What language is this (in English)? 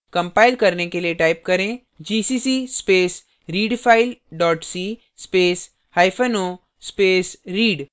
Hindi